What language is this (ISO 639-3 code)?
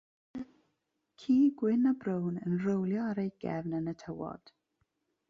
cym